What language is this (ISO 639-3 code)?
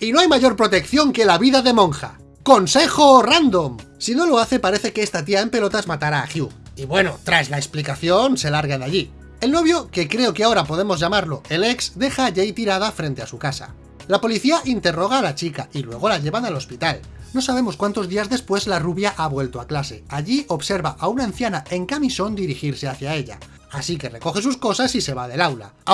spa